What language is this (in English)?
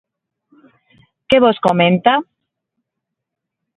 Galician